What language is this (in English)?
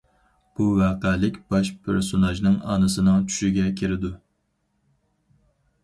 Uyghur